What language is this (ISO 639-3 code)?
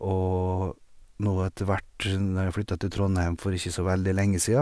nor